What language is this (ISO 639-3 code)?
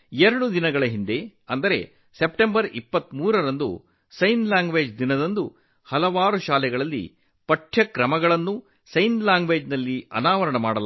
kan